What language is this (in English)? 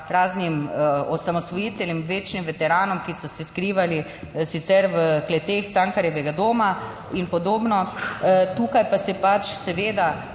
Slovenian